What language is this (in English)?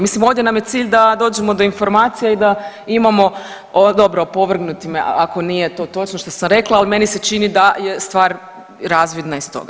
Croatian